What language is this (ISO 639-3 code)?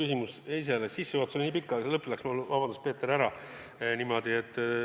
est